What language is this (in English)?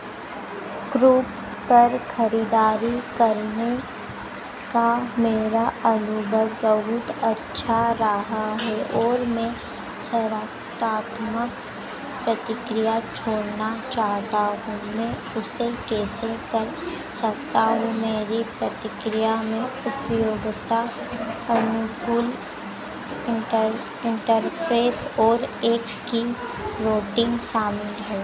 Hindi